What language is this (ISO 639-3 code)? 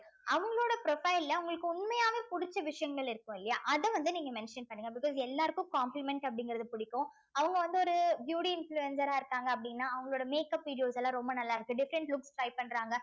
tam